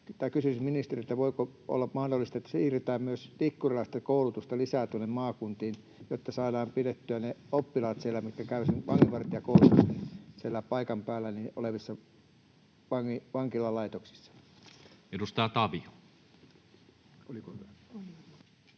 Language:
Finnish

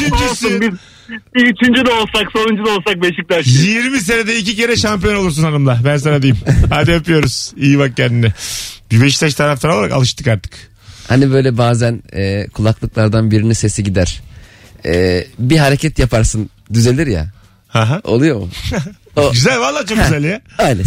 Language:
Turkish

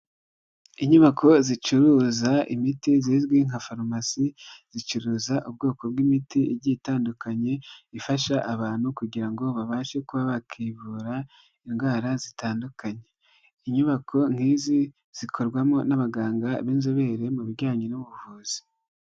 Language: Kinyarwanda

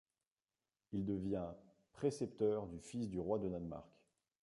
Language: French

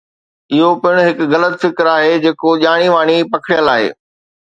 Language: Sindhi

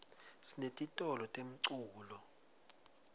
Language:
Swati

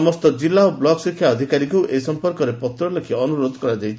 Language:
Odia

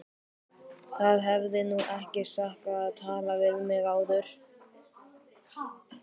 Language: Icelandic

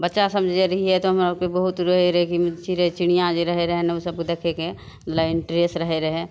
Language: Maithili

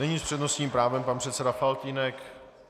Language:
Czech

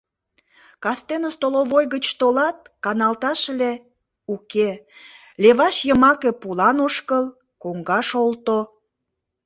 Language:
Mari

